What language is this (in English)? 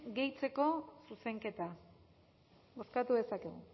Basque